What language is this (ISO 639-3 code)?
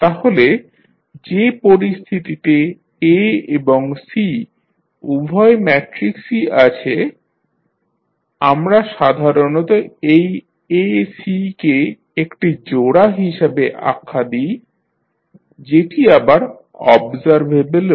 ben